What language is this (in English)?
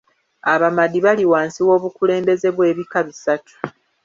Ganda